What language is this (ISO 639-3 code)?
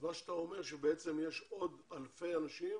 heb